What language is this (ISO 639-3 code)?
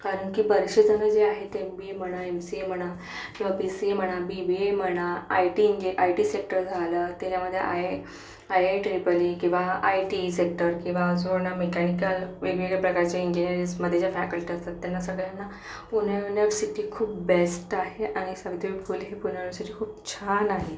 mar